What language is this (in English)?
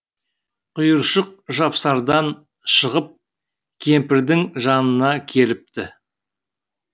Kazakh